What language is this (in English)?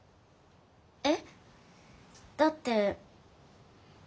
Japanese